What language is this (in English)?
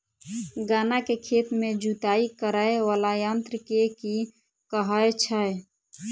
Maithili